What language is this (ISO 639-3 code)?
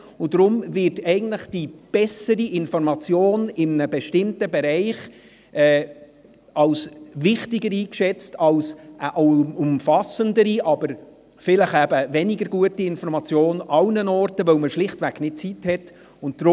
gsw